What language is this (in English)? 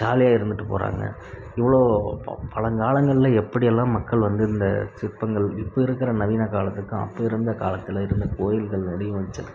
Tamil